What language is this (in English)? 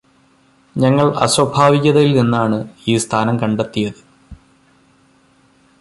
Malayalam